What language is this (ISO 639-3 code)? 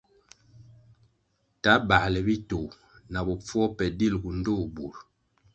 nmg